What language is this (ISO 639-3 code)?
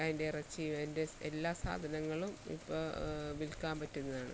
mal